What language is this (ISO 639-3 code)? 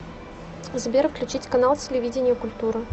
rus